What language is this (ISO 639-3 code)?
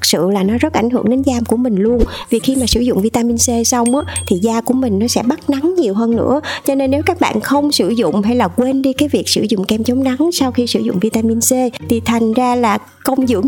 vie